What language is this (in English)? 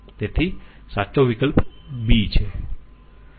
Gujarati